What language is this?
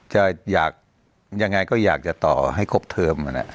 Thai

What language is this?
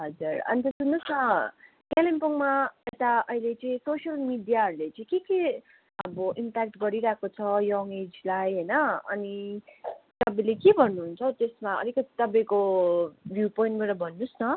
Nepali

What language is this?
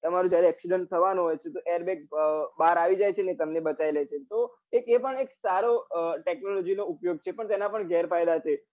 Gujarati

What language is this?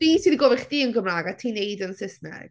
Welsh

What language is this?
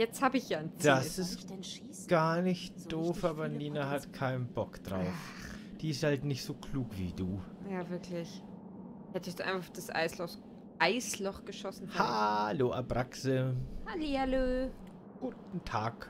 German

